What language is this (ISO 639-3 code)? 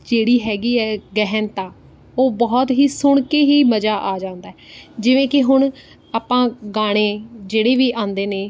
pan